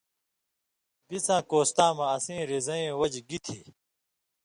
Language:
Indus Kohistani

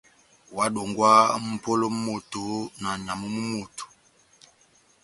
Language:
Batanga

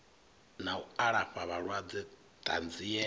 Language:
Venda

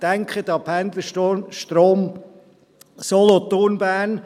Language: Swiss German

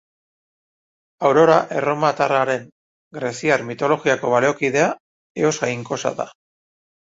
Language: Basque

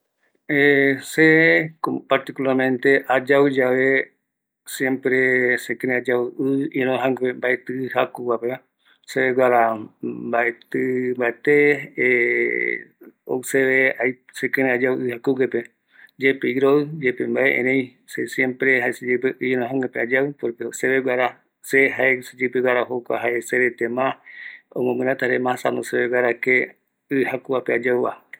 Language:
Eastern Bolivian Guaraní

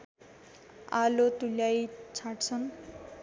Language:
Nepali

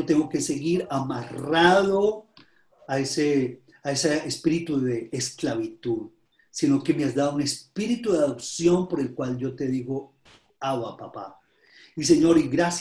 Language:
Spanish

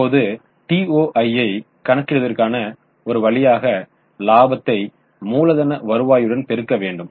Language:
Tamil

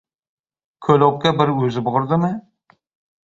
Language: Uzbek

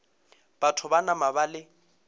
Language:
Northern Sotho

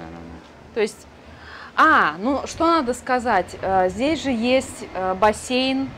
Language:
Russian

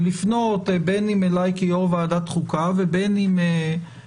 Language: Hebrew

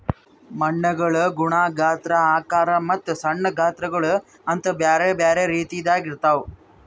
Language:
Kannada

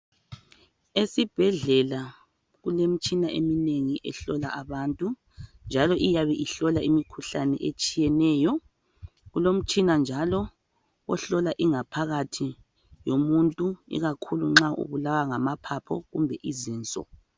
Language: North Ndebele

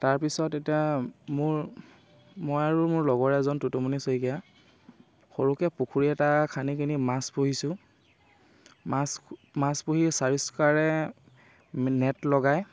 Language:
Assamese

